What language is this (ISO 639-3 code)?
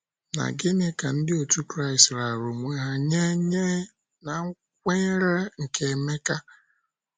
ibo